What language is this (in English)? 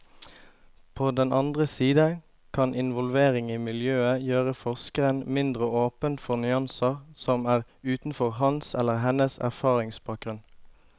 Norwegian